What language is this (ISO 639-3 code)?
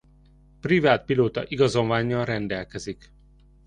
hun